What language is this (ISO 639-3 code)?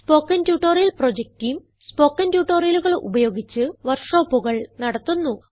mal